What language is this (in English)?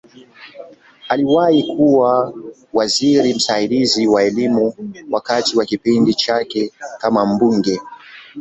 Swahili